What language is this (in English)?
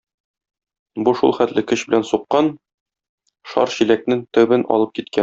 Tatar